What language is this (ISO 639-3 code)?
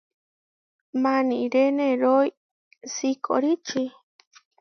var